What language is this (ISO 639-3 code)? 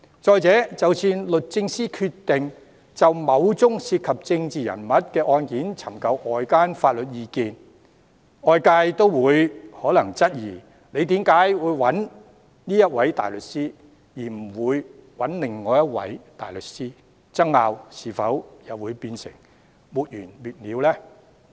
yue